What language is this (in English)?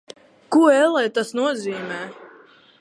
Latvian